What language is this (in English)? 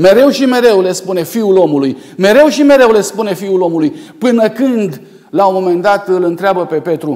Romanian